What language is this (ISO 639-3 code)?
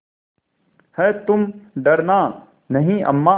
hin